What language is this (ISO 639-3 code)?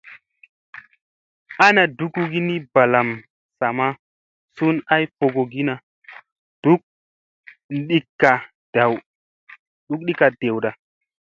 mse